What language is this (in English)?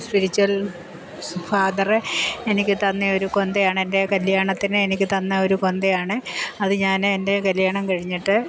Malayalam